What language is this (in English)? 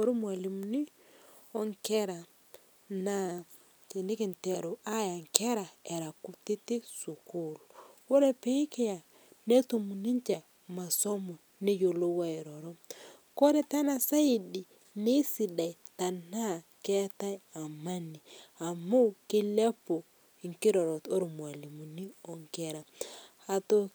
Masai